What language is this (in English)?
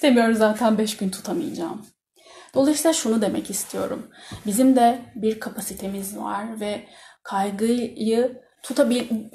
Turkish